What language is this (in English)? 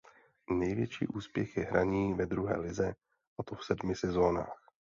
Czech